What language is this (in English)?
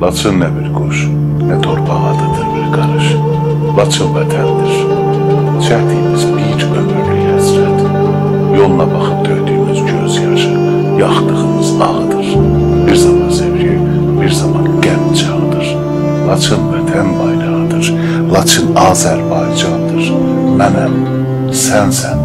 Turkish